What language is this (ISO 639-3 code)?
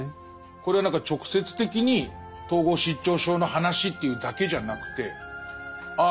jpn